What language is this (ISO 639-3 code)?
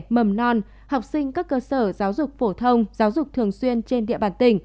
vie